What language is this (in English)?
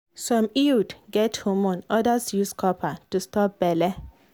Nigerian Pidgin